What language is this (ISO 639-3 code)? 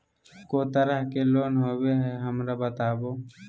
mag